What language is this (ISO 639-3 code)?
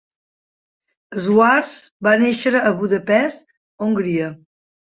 cat